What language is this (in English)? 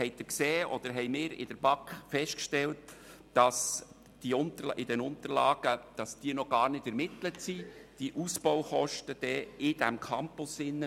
Swiss German